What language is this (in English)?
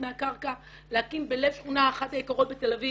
Hebrew